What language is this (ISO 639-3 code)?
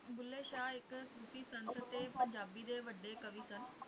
pan